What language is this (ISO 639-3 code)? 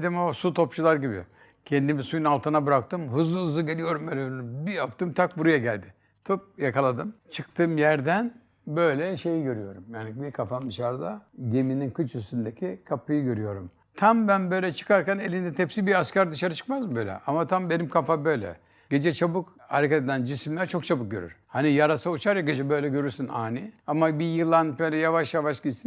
tur